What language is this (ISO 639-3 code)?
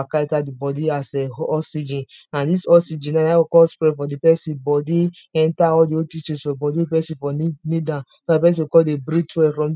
pcm